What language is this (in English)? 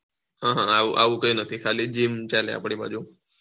Gujarati